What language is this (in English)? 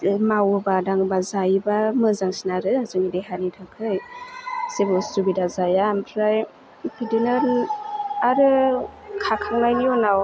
Bodo